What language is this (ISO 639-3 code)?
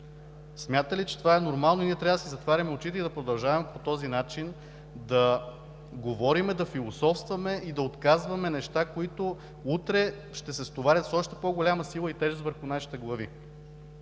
bul